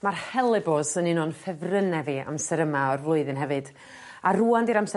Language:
Welsh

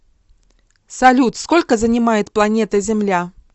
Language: Russian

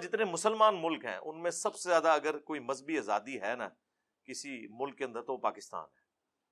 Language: Urdu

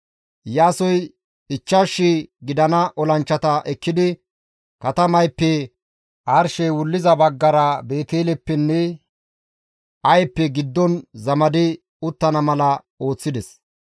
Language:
Gamo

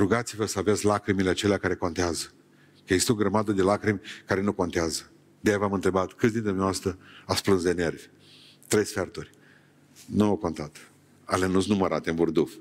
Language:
Romanian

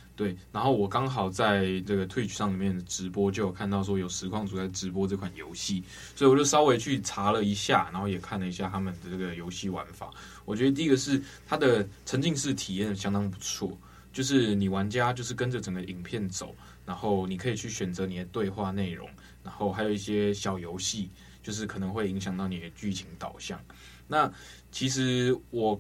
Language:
Chinese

